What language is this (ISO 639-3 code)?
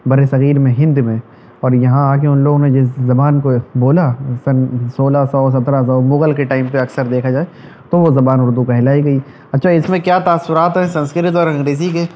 urd